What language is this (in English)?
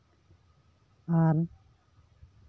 Santali